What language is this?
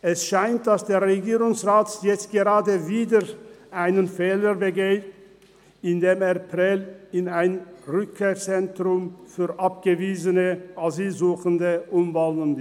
Swiss German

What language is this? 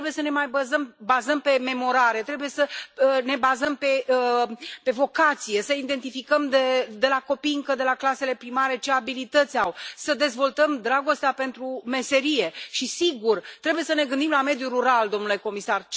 Romanian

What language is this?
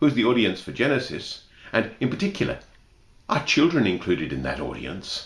English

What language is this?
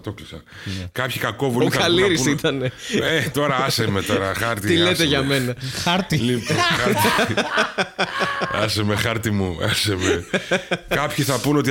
Greek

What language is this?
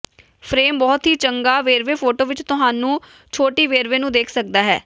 Punjabi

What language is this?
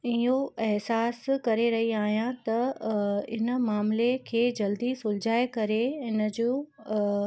Sindhi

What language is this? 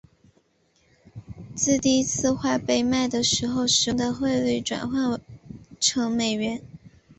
Chinese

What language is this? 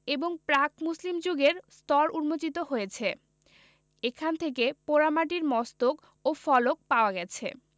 Bangla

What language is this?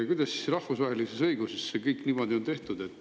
Estonian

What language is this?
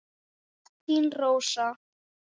Icelandic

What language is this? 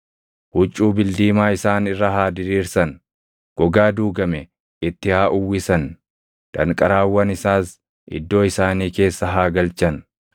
Oromo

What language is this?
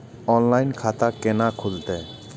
Maithili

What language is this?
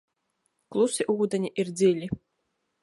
Latvian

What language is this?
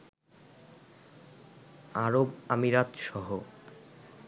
Bangla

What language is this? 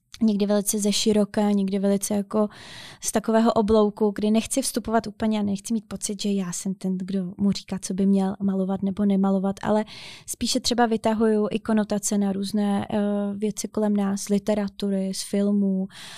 Czech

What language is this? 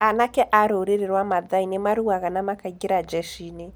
Kikuyu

